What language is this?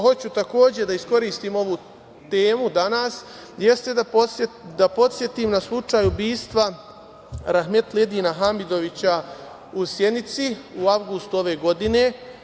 Serbian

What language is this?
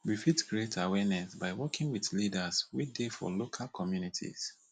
Nigerian Pidgin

